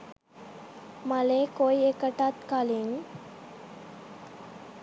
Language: Sinhala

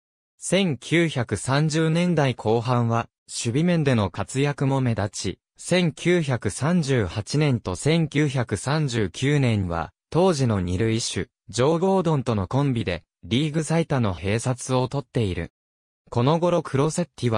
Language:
Japanese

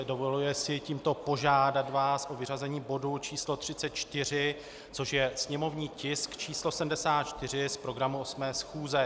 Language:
Czech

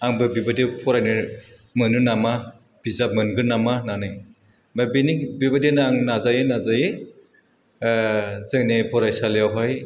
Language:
Bodo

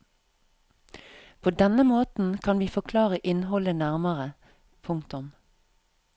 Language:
Norwegian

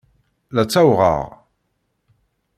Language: Kabyle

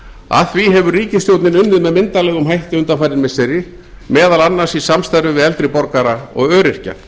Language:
Icelandic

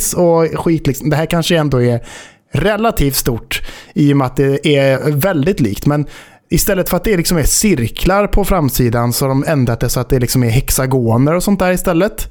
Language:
Swedish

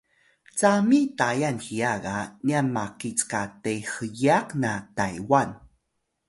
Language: Atayal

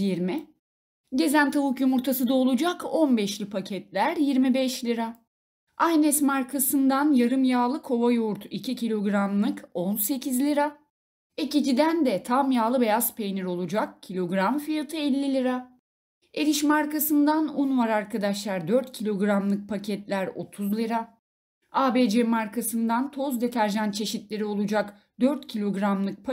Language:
Turkish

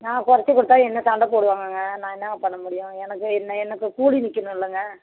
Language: Tamil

